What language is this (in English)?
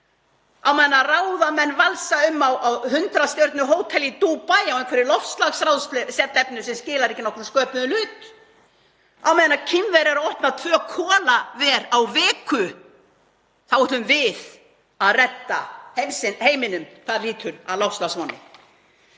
Icelandic